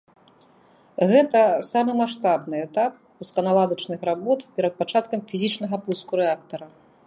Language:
Belarusian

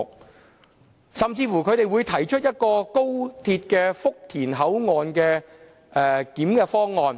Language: Cantonese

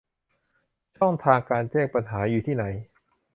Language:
Thai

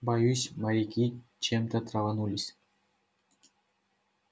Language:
Russian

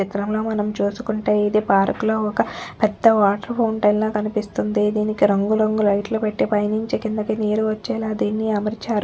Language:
Telugu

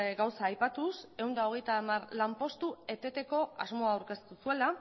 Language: Basque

